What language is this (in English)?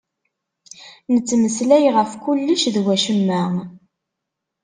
Kabyle